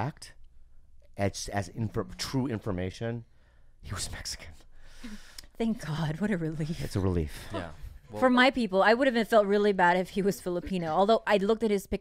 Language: English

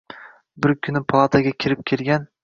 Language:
Uzbek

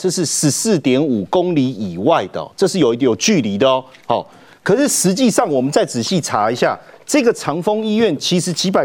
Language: Chinese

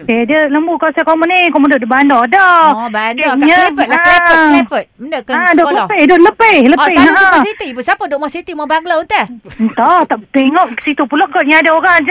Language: Malay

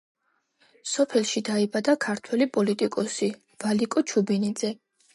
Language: Georgian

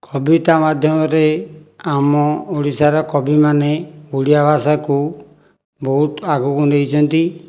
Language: Odia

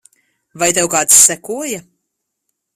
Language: Latvian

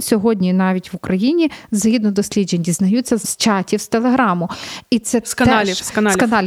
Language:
Ukrainian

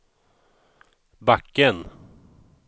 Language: Swedish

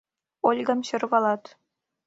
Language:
Mari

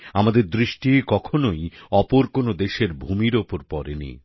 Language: Bangla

